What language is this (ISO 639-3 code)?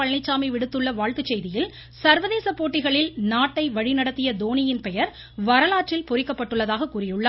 tam